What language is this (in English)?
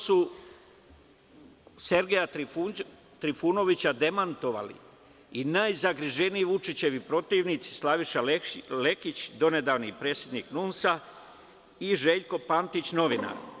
Serbian